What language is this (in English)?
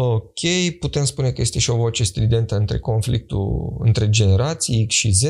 Romanian